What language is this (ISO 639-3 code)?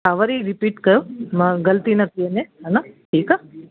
snd